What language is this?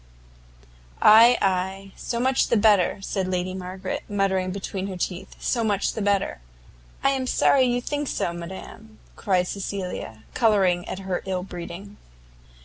English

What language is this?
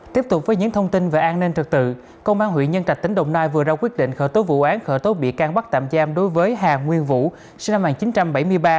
Vietnamese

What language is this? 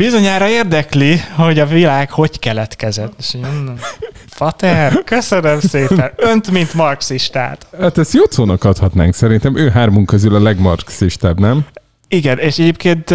Hungarian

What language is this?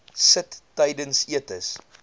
Afrikaans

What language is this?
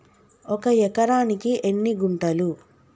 Telugu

